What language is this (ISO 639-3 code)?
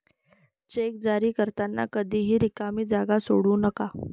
mar